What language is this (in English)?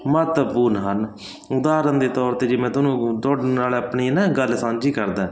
Punjabi